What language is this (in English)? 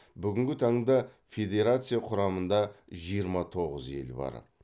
Kazakh